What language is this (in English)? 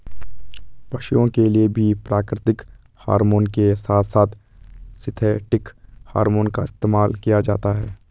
Hindi